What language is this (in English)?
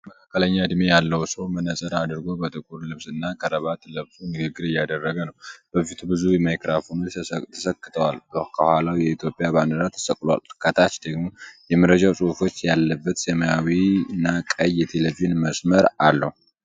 Amharic